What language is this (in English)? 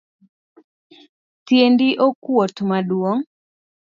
Luo (Kenya and Tanzania)